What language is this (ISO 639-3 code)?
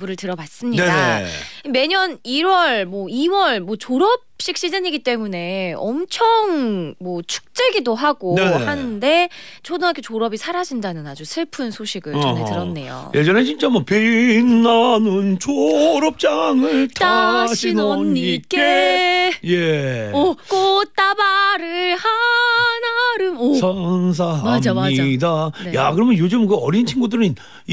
kor